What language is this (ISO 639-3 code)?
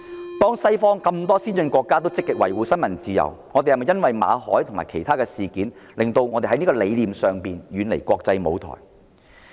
yue